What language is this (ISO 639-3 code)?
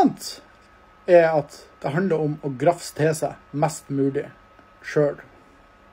nor